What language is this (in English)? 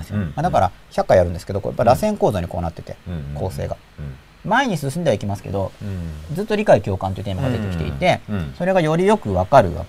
Japanese